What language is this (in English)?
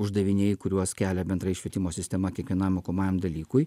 Lithuanian